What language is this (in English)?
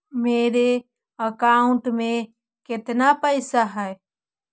Magahi